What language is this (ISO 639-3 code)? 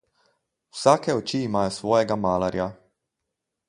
slv